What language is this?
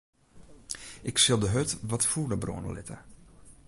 Western Frisian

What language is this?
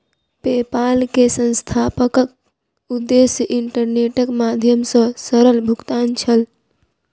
Maithili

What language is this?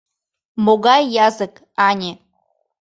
Mari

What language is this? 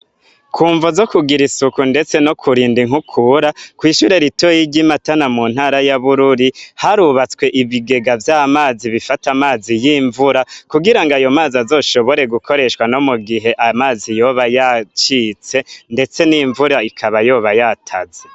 Rundi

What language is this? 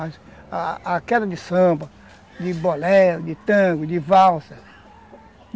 Portuguese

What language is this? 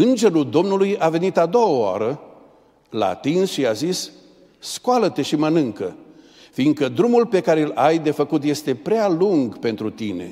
Romanian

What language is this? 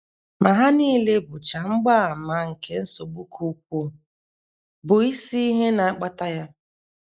Igbo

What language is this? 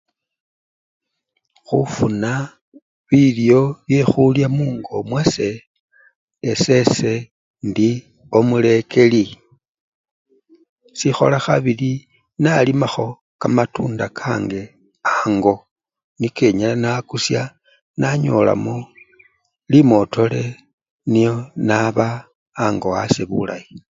Luyia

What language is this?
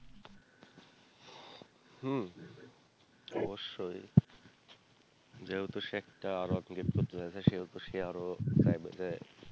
Bangla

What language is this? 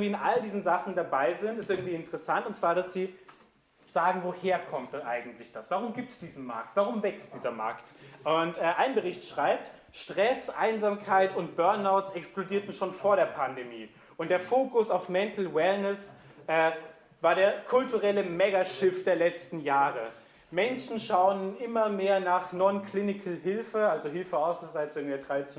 German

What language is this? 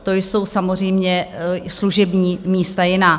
Czech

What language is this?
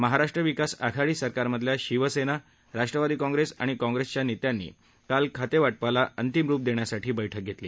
Marathi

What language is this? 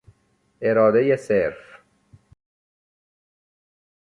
Persian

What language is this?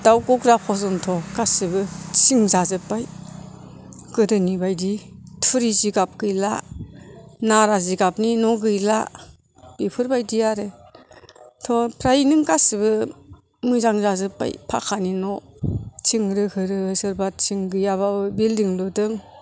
Bodo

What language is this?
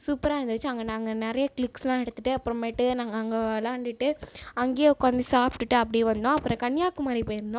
Tamil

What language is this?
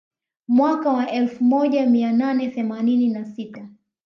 Swahili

